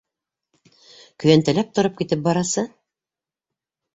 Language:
Bashkir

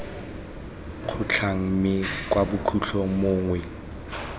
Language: Tswana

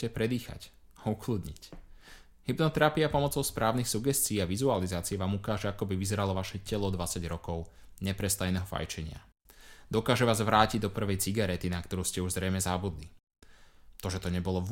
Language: Slovak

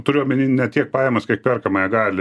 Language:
Lithuanian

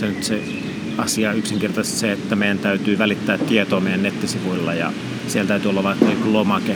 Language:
Finnish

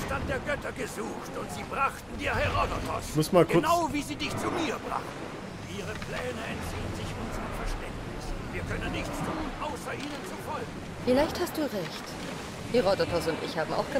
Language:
German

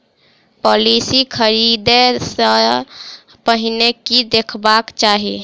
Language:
Maithili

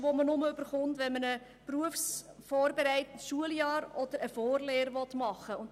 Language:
Swiss German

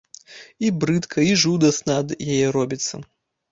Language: Belarusian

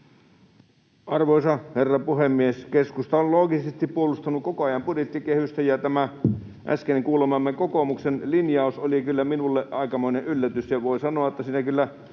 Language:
Finnish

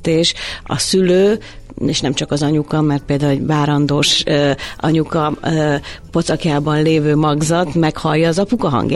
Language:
Hungarian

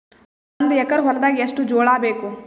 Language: Kannada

